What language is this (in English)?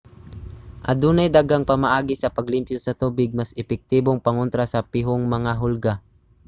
Cebuano